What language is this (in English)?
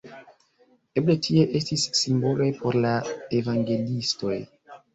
Esperanto